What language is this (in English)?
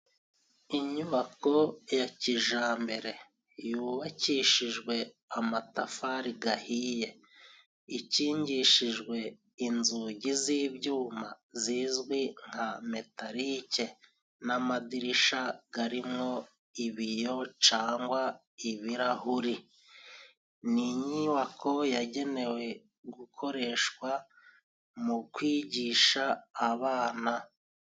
Kinyarwanda